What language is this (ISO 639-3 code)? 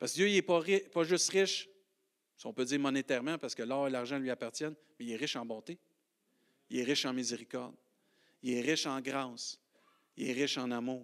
fra